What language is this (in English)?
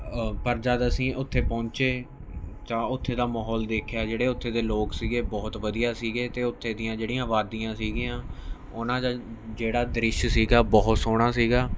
Punjabi